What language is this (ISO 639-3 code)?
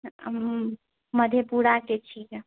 mai